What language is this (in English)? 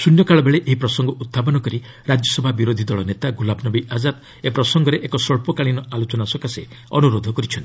Odia